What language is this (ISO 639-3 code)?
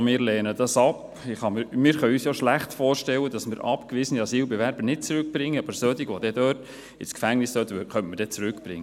gsw